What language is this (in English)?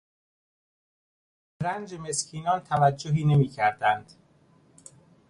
Persian